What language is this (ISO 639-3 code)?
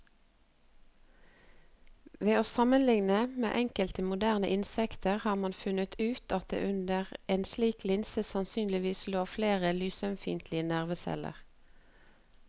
nor